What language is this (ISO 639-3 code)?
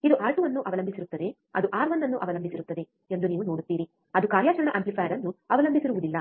kan